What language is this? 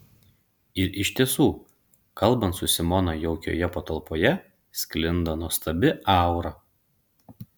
Lithuanian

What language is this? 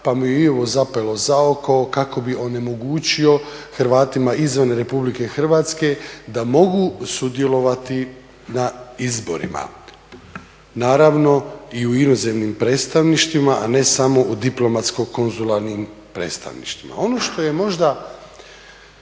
Croatian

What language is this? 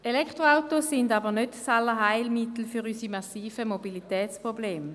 Swiss German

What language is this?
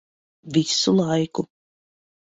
Latvian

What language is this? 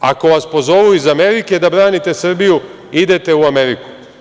Serbian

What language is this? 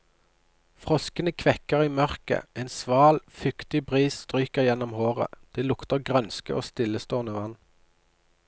Norwegian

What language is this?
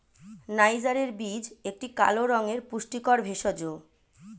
Bangla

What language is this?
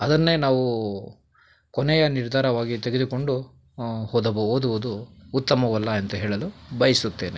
Kannada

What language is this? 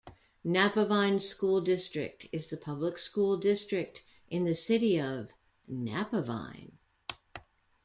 English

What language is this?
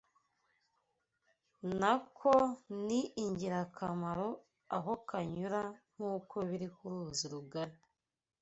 Kinyarwanda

